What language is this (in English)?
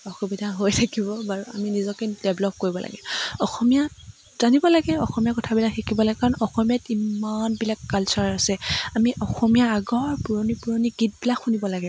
Assamese